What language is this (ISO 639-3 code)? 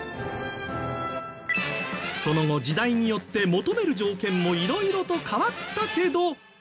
jpn